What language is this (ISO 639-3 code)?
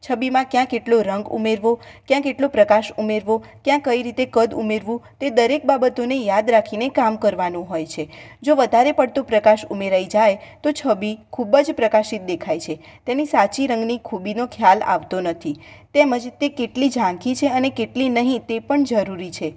guj